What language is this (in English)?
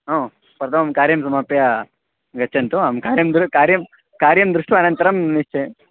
Sanskrit